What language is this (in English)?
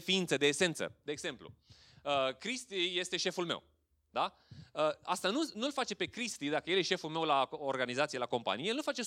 Romanian